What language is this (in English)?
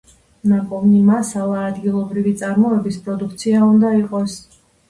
Georgian